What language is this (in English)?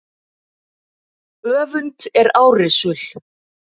Icelandic